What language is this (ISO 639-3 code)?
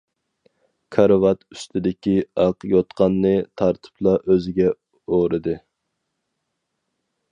uig